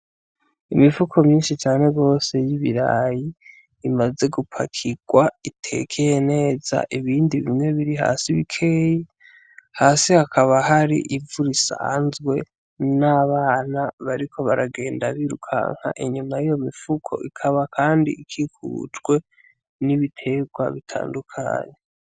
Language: Rundi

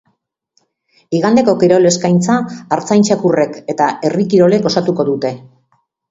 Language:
Basque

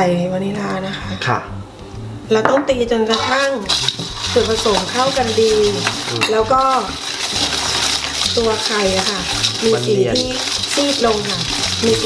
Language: Thai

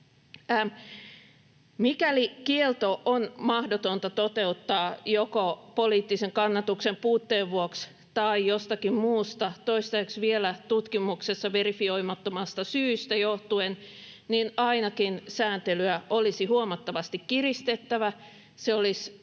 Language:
Finnish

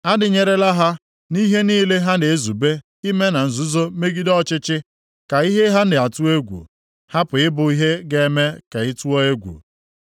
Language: Igbo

